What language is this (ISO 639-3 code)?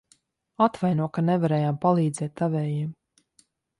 lav